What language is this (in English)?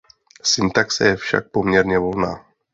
Czech